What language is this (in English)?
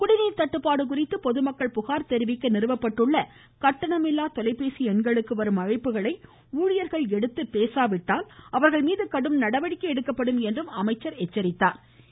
Tamil